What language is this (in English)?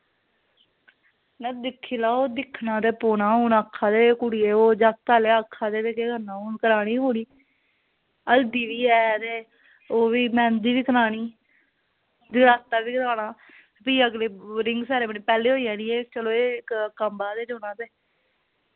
Dogri